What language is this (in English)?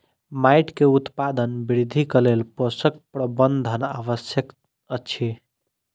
Maithili